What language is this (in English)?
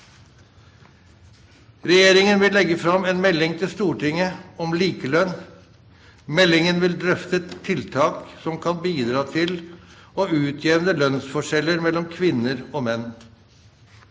Norwegian